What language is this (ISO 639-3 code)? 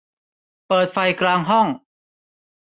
tha